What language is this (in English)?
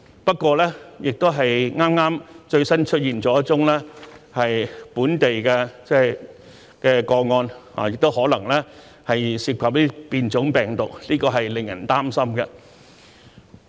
Cantonese